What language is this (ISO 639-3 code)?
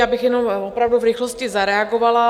ces